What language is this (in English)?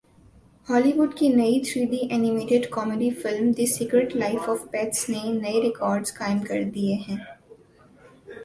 Urdu